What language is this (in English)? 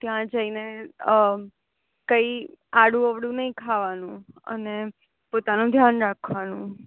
Gujarati